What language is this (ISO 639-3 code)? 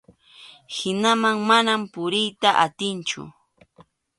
qxu